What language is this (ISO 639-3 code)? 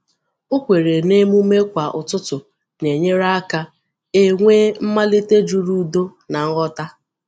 ibo